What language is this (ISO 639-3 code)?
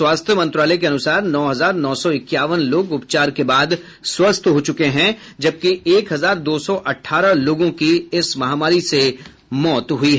hin